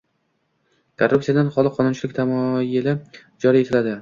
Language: Uzbek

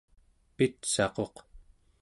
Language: Central Yupik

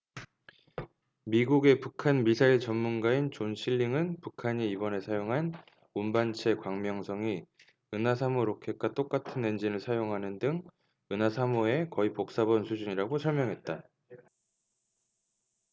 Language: Korean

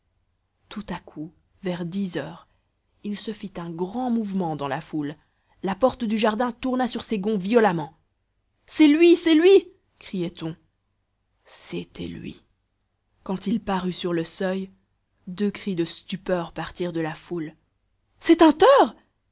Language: French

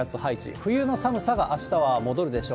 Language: Japanese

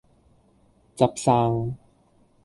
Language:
Cantonese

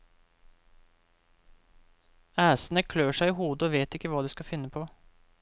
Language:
Norwegian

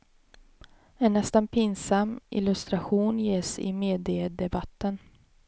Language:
Swedish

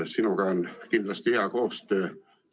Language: Estonian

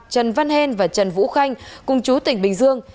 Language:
Vietnamese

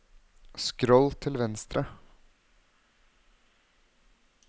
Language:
Norwegian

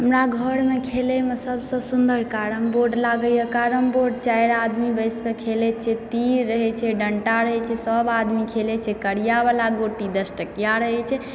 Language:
Maithili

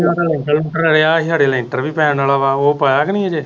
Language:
Punjabi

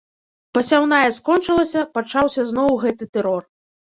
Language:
Belarusian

